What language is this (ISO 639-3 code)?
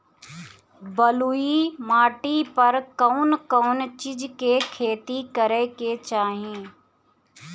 bho